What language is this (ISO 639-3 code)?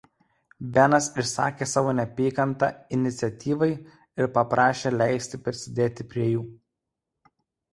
lit